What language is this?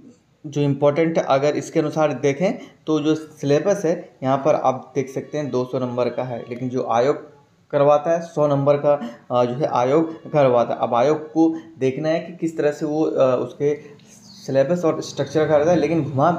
Hindi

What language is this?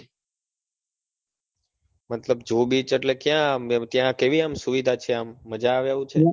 Gujarati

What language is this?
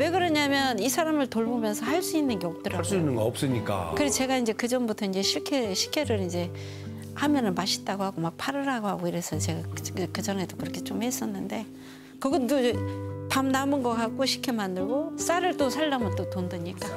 Korean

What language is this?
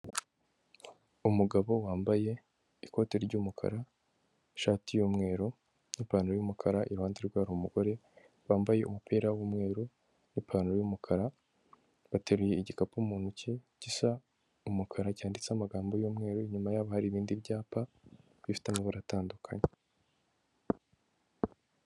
Kinyarwanda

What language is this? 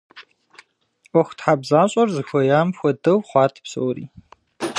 Kabardian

